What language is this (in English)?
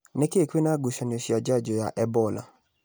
Kikuyu